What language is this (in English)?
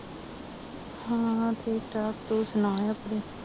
Punjabi